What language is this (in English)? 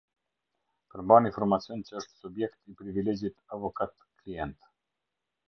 Albanian